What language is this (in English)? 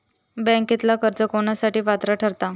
Marathi